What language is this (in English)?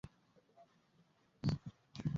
Swahili